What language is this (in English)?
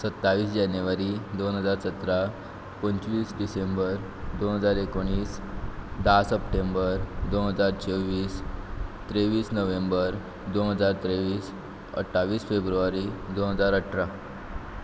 Konkani